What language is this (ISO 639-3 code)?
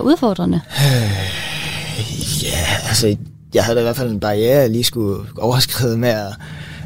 dan